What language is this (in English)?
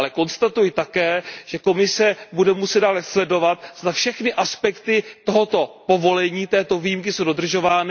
Czech